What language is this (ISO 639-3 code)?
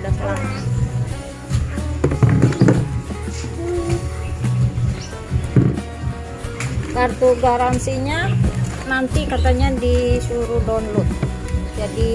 ind